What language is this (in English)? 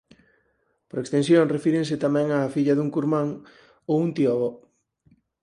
Galician